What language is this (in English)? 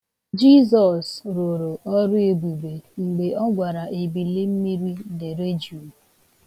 Igbo